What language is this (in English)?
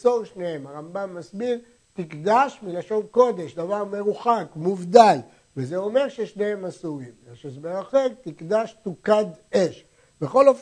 Hebrew